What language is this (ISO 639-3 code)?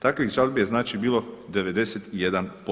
hrv